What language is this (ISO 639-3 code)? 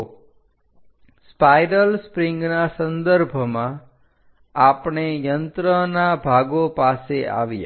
guj